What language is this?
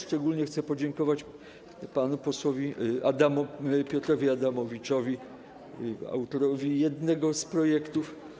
Polish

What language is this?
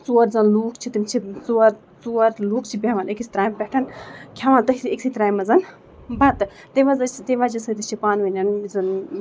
Kashmiri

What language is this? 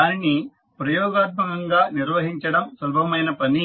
Telugu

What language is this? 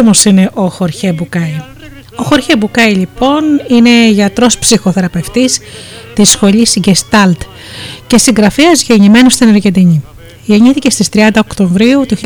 Greek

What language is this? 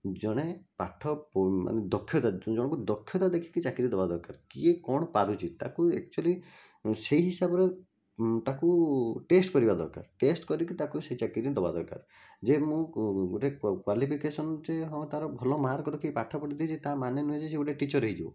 Odia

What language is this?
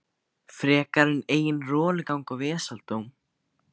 Icelandic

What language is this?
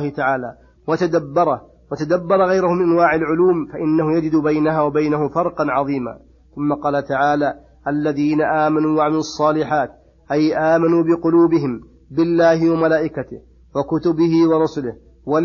Arabic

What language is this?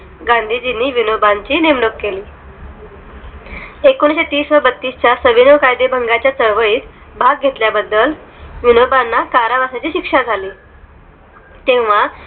Marathi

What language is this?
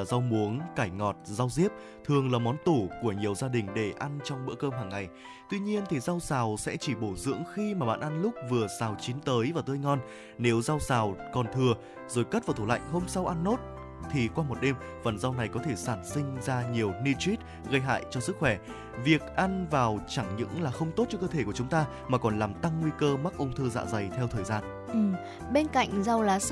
Vietnamese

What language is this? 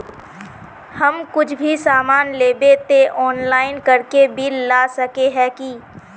Magahi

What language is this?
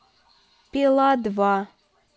Russian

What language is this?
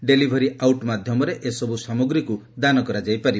Odia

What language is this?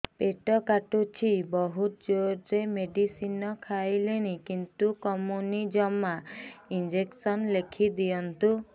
Odia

